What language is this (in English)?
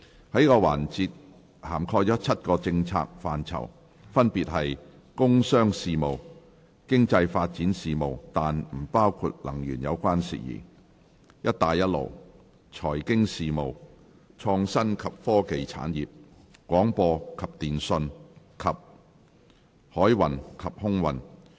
Cantonese